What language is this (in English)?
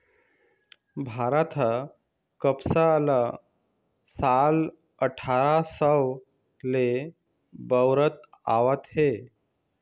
Chhattisgarhi